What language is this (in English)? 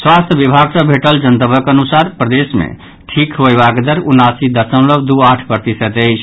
Maithili